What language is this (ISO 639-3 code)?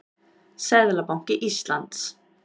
isl